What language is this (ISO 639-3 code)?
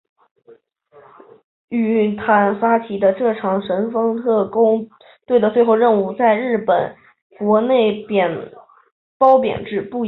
zho